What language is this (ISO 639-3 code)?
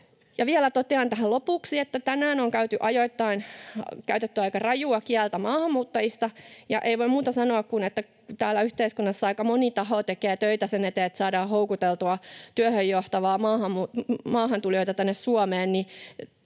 fin